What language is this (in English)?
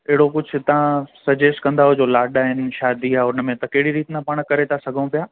Sindhi